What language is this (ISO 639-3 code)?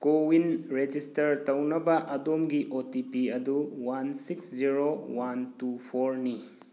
mni